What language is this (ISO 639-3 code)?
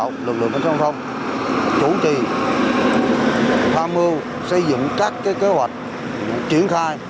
vie